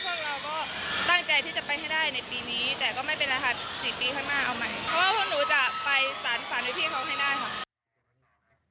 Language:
Thai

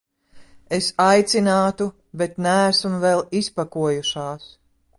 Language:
Latvian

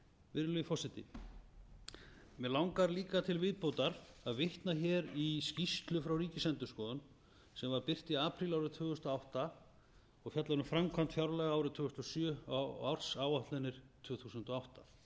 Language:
Icelandic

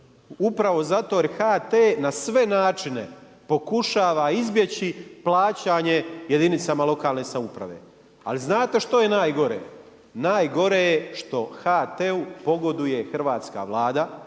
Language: Croatian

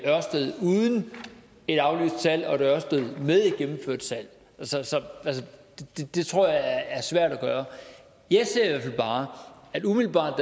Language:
Danish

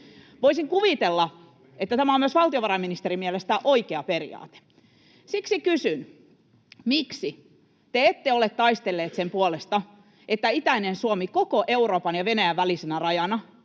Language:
Finnish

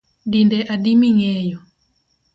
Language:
Luo (Kenya and Tanzania)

